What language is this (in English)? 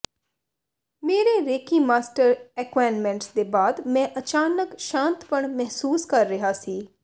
Punjabi